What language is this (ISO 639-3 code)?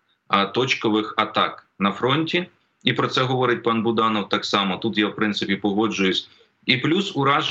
ukr